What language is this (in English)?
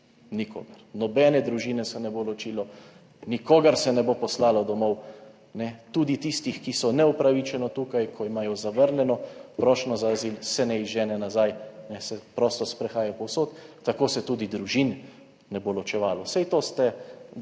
Slovenian